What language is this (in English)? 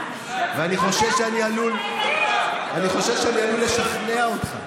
Hebrew